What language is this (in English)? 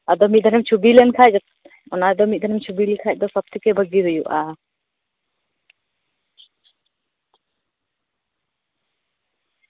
Santali